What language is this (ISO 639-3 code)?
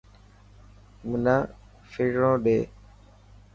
mki